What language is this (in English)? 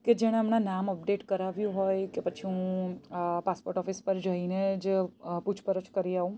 Gujarati